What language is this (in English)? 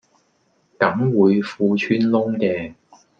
Cantonese